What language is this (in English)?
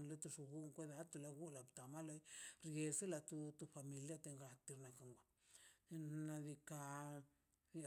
Mazaltepec Zapotec